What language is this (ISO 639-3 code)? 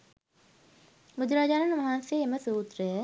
sin